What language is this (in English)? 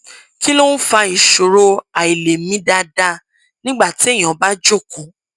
Yoruba